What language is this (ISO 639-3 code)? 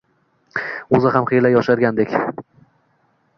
uzb